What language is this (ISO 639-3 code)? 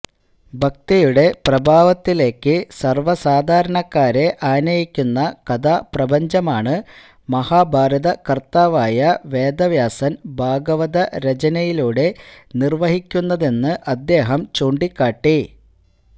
mal